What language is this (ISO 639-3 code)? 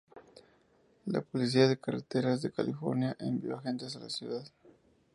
spa